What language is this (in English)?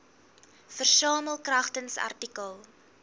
Afrikaans